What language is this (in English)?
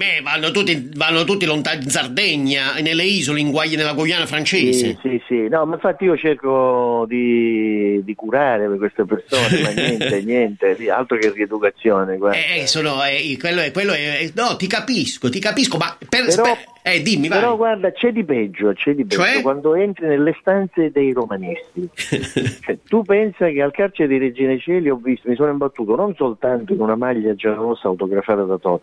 Italian